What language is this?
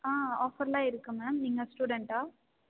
Tamil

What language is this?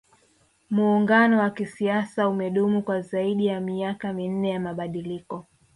Swahili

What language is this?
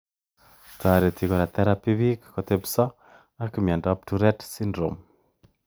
Kalenjin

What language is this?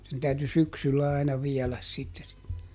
Finnish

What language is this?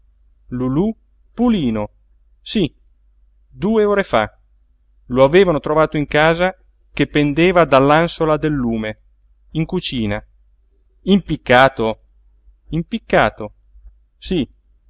Italian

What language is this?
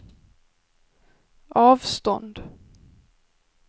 Swedish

